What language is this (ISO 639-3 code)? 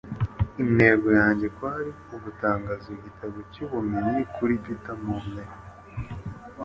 kin